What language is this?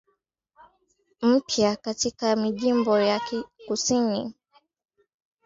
Swahili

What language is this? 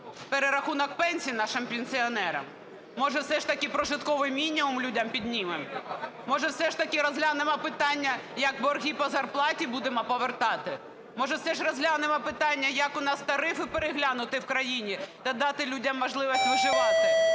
Ukrainian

